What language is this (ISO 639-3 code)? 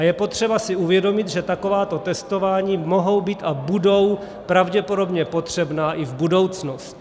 ces